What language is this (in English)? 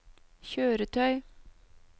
Norwegian